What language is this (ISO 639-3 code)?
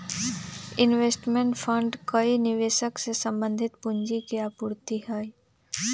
mag